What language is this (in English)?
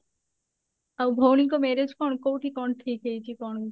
Odia